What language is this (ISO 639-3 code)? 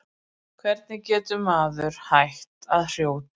isl